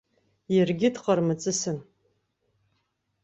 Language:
Abkhazian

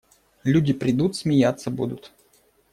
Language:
Russian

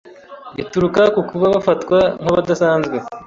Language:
Kinyarwanda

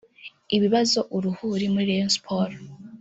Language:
Kinyarwanda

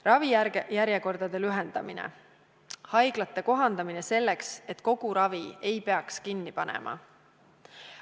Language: Estonian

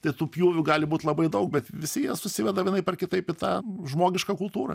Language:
Lithuanian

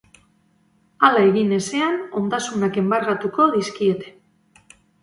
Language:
Basque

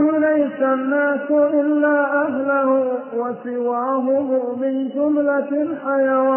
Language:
Arabic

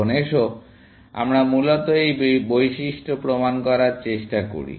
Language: Bangla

